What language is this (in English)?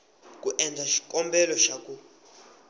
Tsonga